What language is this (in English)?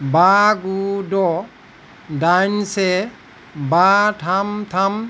Bodo